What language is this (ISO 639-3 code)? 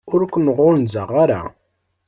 kab